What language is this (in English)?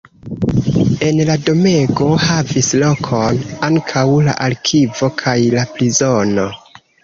Esperanto